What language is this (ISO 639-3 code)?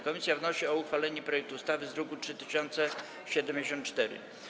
pol